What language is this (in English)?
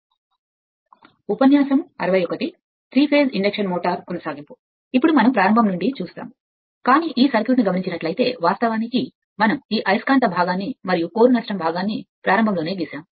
Telugu